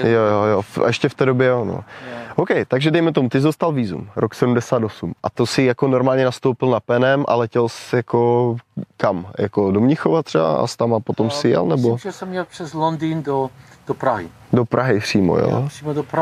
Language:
Czech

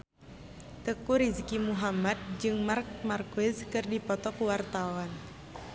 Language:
Sundanese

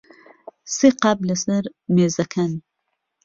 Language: Central Kurdish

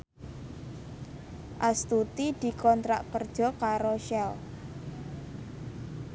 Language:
Javanese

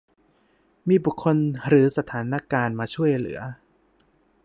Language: Thai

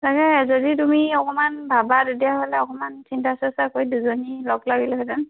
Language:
Assamese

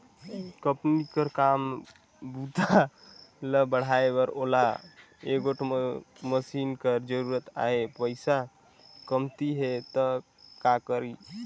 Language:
Chhattisgarhi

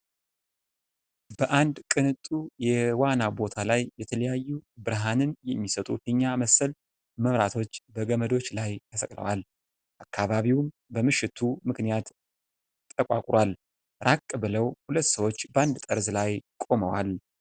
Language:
Amharic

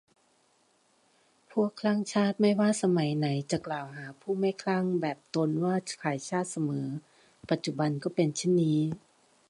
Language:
Thai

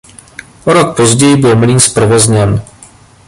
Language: Czech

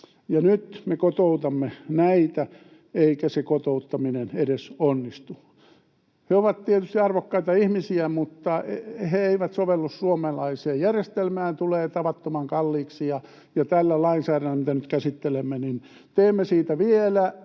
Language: Finnish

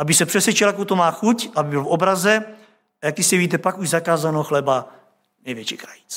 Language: Czech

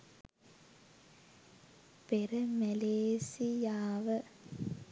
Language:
Sinhala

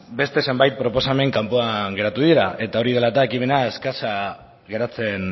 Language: Basque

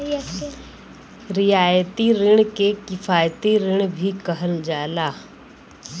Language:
Bhojpuri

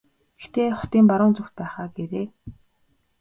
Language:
Mongolian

